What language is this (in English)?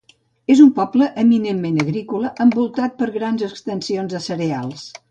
Catalan